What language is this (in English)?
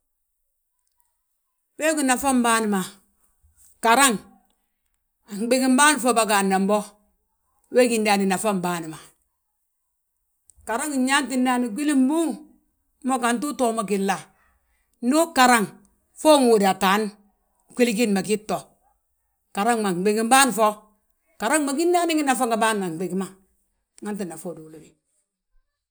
Balanta-Ganja